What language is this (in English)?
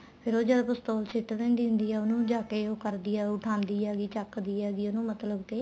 Punjabi